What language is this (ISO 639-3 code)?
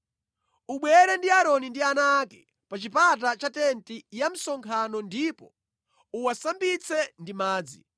nya